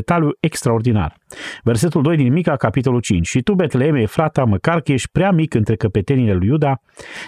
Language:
Romanian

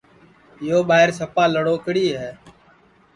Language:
Sansi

